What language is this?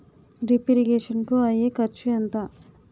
Telugu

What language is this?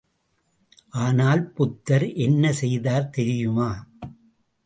Tamil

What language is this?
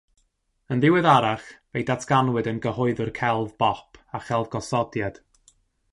Welsh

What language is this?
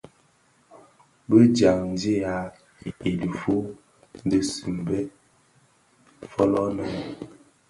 Bafia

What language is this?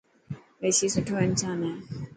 Dhatki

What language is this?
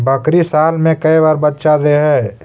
Magahi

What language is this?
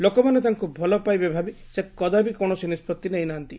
Odia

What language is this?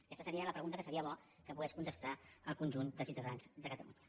Catalan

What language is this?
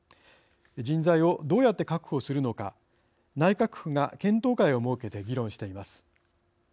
Japanese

